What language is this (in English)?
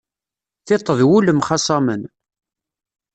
Kabyle